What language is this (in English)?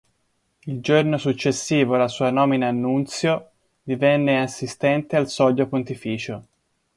Italian